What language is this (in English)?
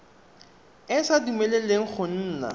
Tswana